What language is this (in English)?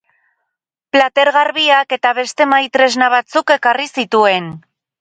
Basque